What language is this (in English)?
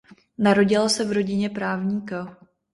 Czech